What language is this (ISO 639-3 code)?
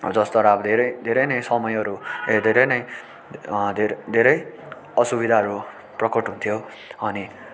nep